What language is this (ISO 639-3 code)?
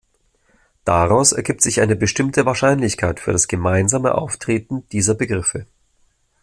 deu